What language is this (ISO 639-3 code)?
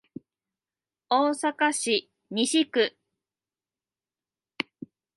jpn